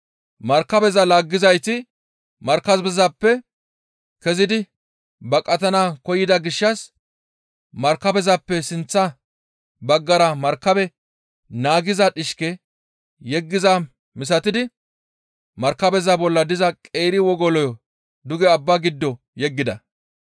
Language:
Gamo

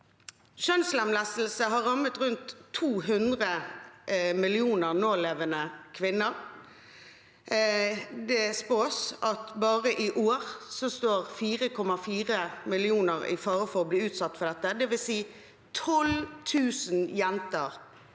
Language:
Norwegian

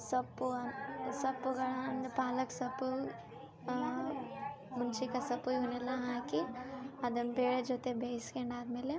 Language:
Kannada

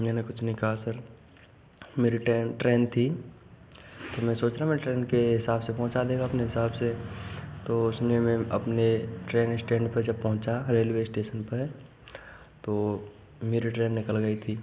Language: Hindi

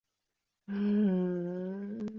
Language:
Chinese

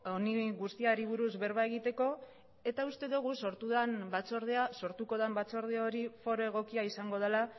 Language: Basque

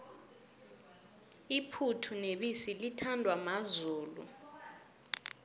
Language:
South Ndebele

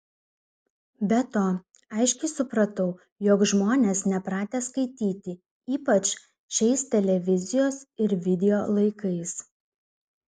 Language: Lithuanian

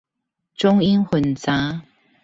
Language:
Chinese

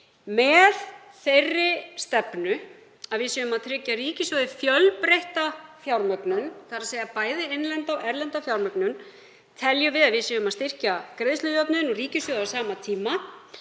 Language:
Icelandic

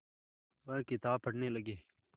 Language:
Hindi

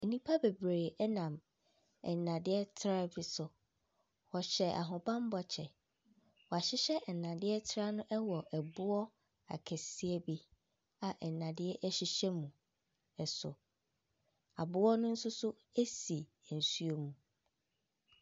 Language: Akan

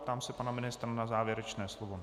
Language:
Czech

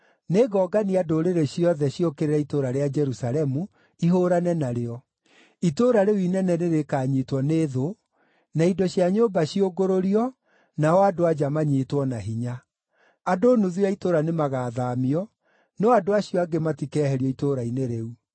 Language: Kikuyu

